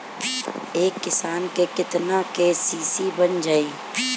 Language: Bhojpuri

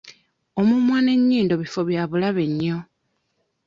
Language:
Ganda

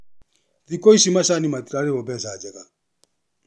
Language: Kikuyu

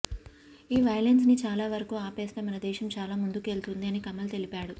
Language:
Telugu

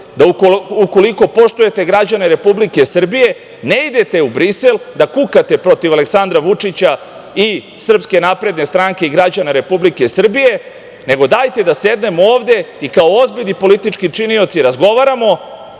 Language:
Serbian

